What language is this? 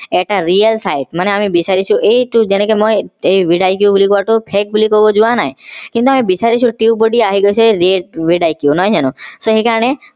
Assamese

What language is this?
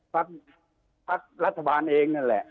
Thai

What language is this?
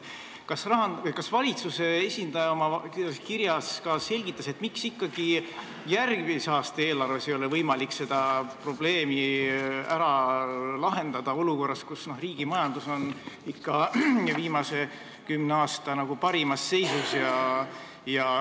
Estonian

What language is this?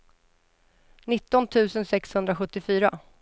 Swedish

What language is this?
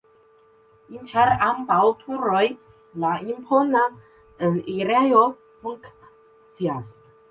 Esperanto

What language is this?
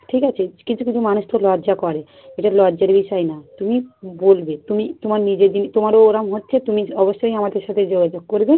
Bangla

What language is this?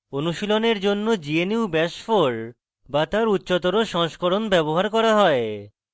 Bangla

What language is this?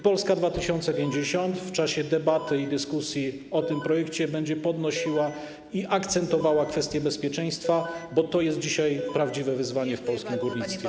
Polish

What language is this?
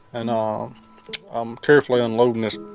English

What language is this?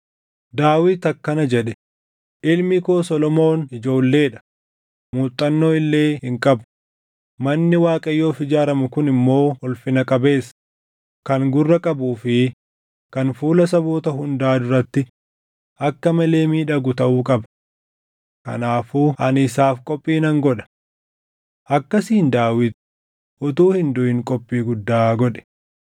Oromo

